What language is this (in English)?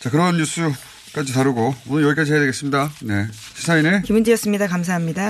Korean